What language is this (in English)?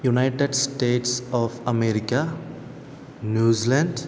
Malayalam